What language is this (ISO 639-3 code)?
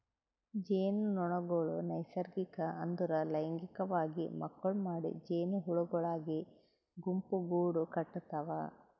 kan